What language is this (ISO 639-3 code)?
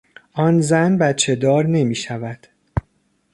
fas